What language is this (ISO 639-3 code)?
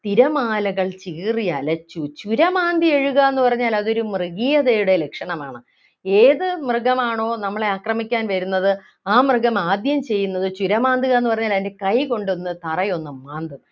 mal